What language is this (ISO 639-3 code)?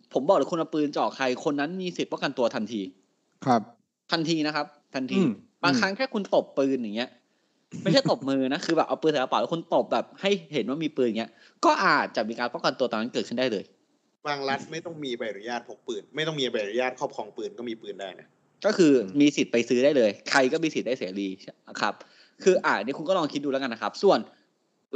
tha